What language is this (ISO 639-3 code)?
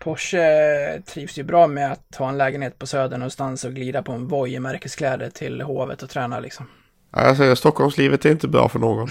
swe